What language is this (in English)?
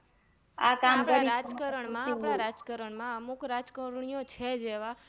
Gujarati